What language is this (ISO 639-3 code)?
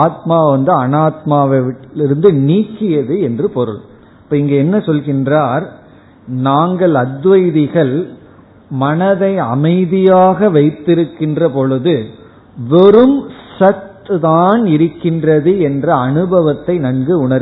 tam